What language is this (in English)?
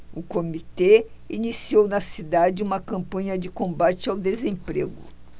Portuguese